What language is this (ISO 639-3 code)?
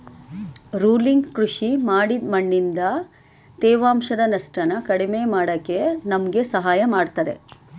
kan